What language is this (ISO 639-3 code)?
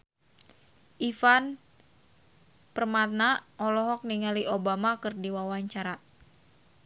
sun